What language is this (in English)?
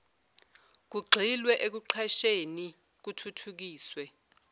Zulu